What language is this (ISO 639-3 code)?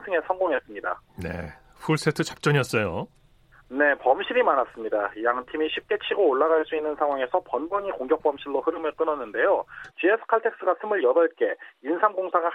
kor